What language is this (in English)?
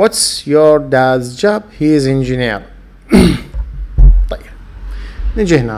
Arabic